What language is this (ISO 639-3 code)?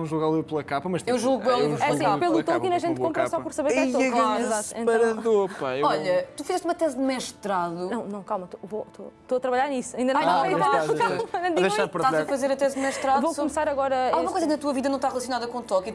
por